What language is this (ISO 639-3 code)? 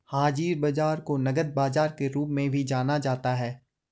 hin